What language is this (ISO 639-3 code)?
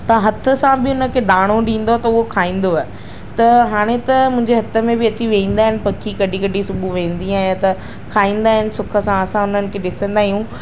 snd